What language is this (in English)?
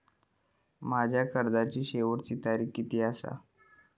Marathi